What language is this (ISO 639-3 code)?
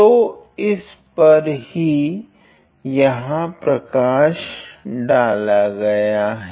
hin